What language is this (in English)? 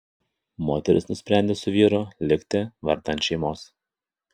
Lithuanian